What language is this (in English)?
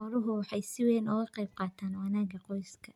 Somali